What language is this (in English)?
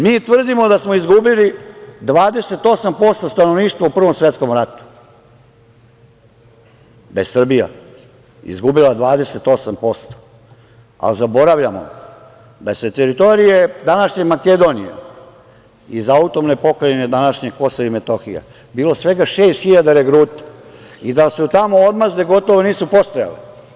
Serbian